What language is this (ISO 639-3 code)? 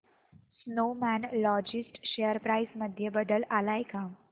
mar